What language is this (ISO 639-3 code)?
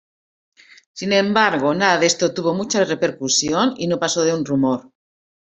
spa